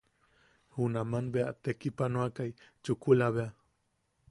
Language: Yaqui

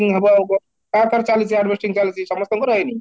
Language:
Odia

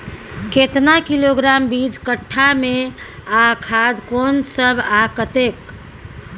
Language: Maithili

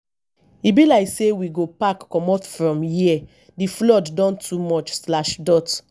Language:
Nigerian Pidgin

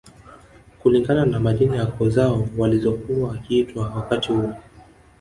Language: Swahili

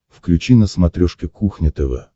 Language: Russian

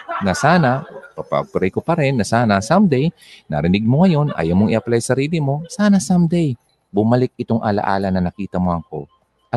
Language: Filipino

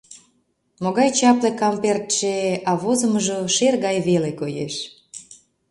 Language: Mari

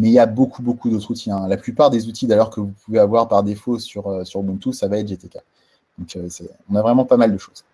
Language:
French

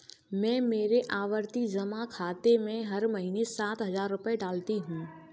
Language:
Hindi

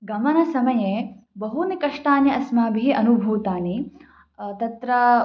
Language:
Sanskrit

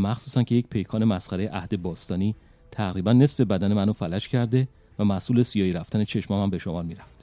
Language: Persian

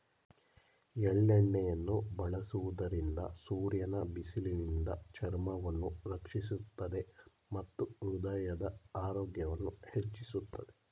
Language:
Kannada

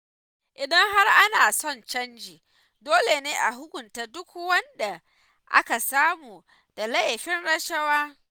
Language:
Hausa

